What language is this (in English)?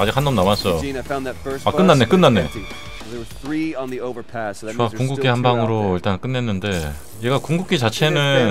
Korean